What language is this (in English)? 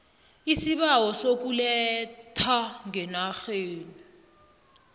South Ndebele